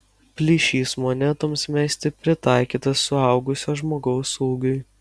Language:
Lithuanian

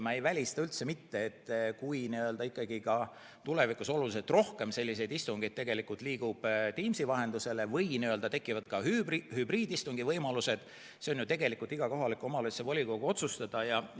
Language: Estonian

